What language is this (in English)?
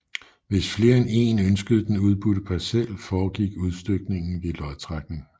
Danish